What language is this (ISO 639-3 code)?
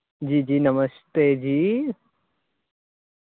doi